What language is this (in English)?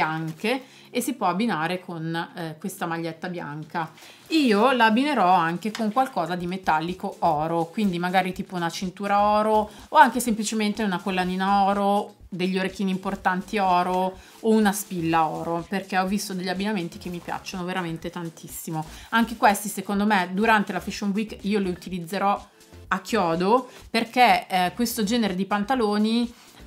Italian